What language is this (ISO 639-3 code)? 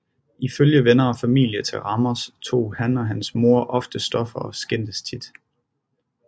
dan